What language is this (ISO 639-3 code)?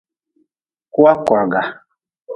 nmz